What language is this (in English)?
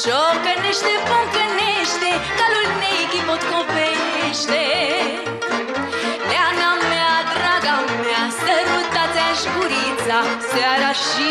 Romanian